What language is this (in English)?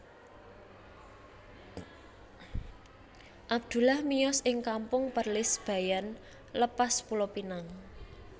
Javanese